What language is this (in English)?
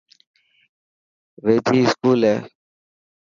Dhatki